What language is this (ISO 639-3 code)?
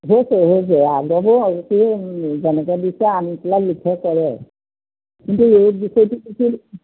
asm